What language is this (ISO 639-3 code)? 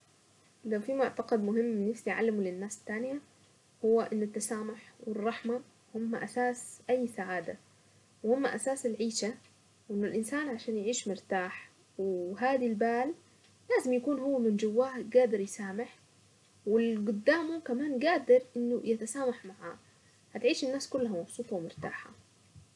aec